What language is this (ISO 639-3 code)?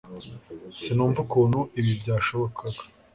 kin